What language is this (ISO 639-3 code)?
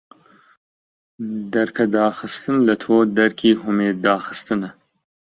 ckb